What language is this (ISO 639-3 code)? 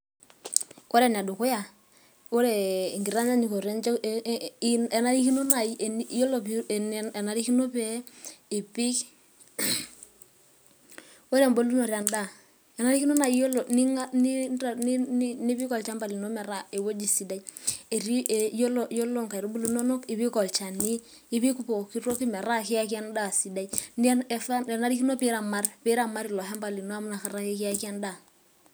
mas